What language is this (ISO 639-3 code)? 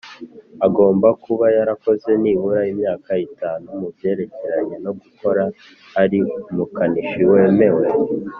kin